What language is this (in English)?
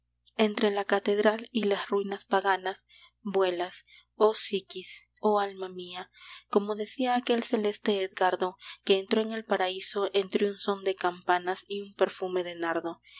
Spanish